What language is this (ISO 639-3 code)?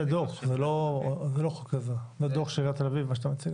heb